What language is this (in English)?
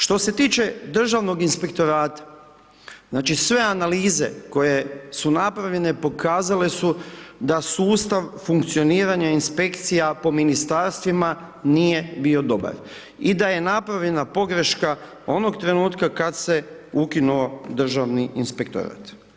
Croatian